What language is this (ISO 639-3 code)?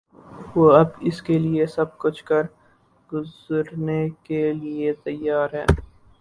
urd